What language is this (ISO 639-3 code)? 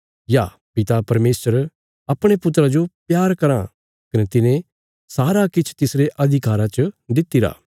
kfs